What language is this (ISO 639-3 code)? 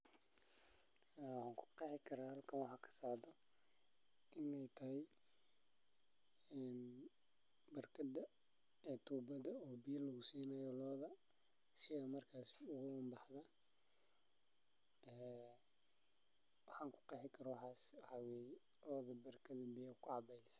som